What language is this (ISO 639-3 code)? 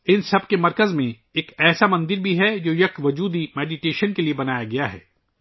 urd